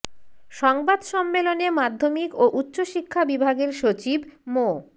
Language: Bangla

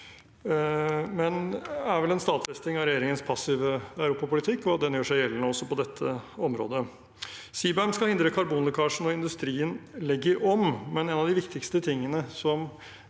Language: Norwegian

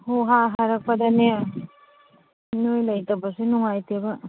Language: Manipuri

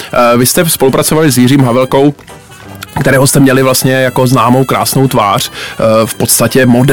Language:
Czech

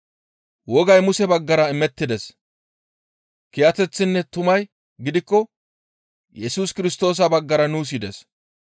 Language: Gamo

